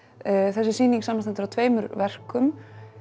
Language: Icelandic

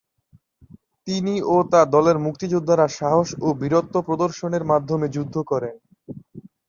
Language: Bangla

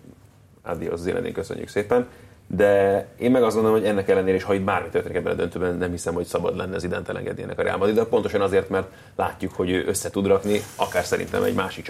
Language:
Hungarian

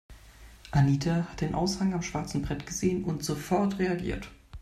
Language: German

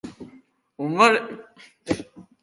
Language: Basque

